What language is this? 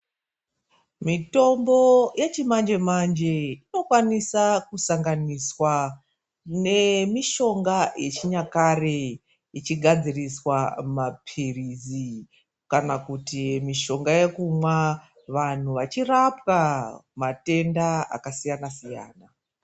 Ndau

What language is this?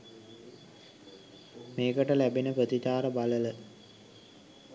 Sinhala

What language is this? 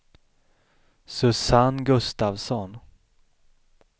Swedish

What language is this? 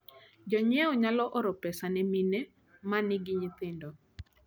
Luo (Kenya and Tanzania)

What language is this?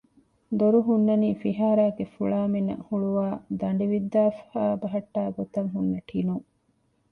Divehi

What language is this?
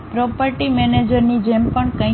Gujarati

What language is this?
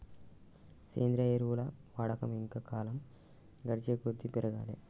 Telugu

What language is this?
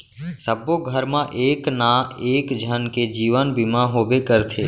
Chhattisgarhi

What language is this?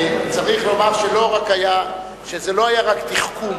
Hebrew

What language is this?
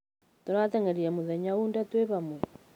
Kikuyu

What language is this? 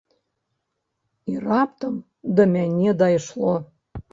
Belarusian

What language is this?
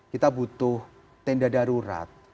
Indonesian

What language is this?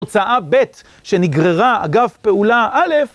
Hebrew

